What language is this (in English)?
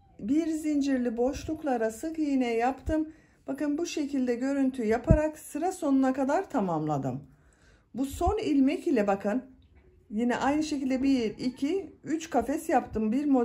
Turkish